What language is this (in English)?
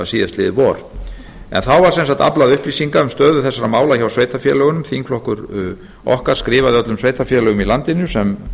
Icelandic